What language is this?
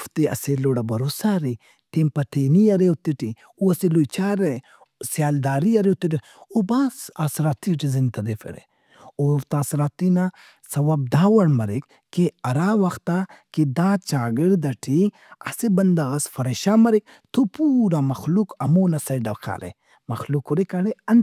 Brahui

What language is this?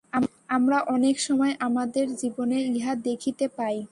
Bangla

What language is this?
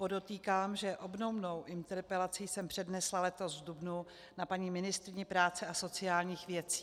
Czech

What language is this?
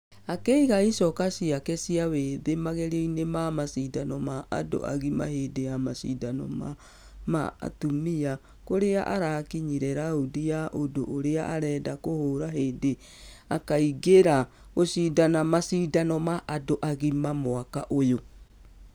Kikuyu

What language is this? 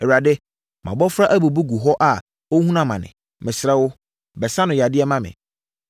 Akan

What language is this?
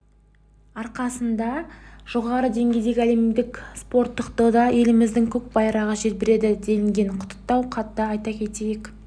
Kazakh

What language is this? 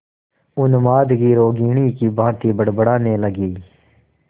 Hindi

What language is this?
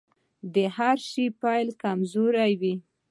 Pashto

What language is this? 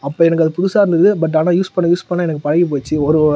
Tamil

